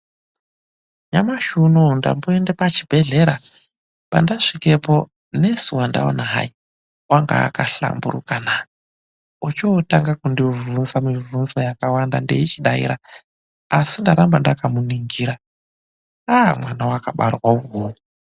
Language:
Ndau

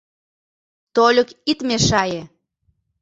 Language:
Mari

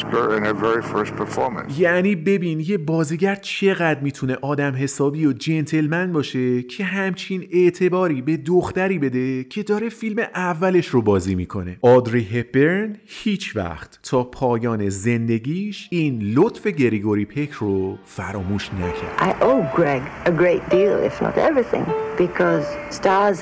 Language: Persian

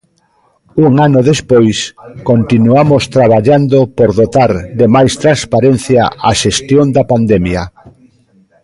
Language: Galician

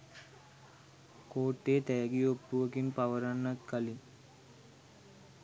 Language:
Sinhala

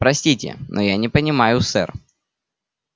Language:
Russian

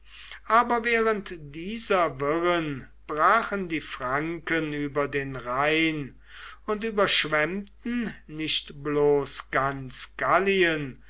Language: German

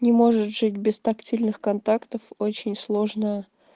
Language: Russian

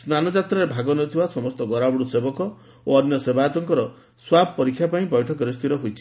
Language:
Odia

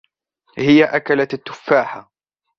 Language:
Arabic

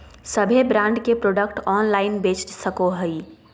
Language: Magahi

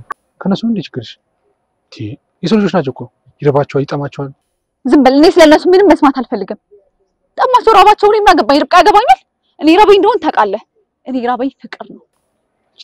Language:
Arabic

